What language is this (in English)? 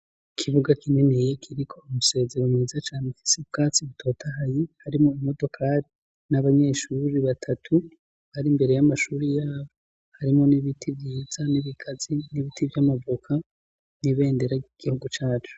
Rundi